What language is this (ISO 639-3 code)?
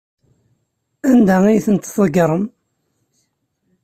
kab